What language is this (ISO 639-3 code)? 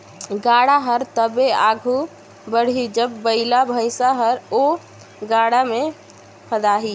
hne